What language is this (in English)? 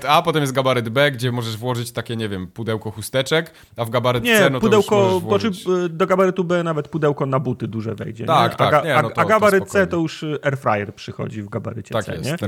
Polish